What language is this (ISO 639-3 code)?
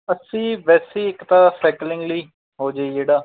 pan